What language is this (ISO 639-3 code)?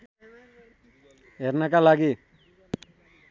nep